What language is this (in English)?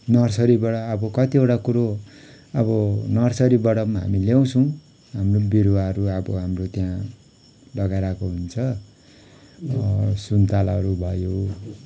Nepali